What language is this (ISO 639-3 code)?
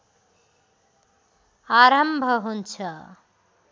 nep